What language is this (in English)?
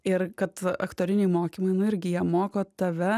Lithuanian